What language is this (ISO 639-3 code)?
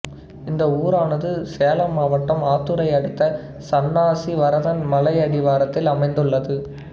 tam